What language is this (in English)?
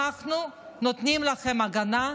Hebrew